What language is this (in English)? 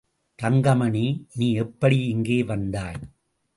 Tamil